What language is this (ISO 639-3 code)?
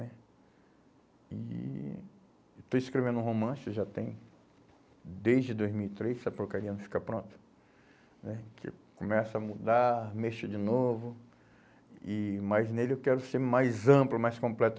por